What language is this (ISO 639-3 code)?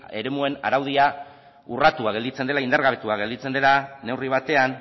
eus